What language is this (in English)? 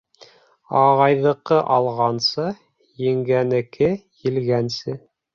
Bashkir